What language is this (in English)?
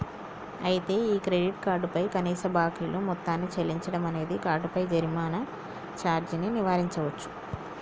Telugu